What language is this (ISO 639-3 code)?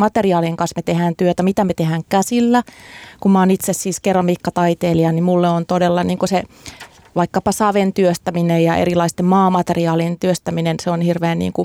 fin